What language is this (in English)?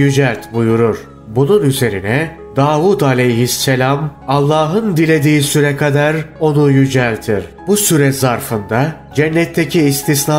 Turkish